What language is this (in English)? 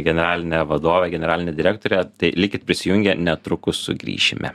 Lithuanian